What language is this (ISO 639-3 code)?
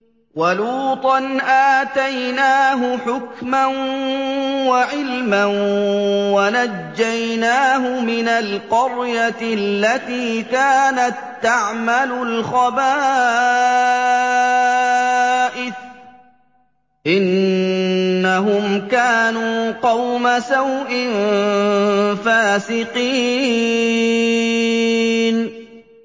ara